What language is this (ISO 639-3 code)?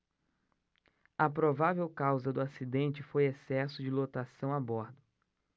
por